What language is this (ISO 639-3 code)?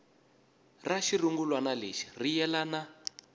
tso